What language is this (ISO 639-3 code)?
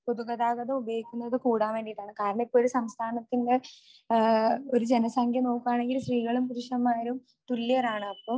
mal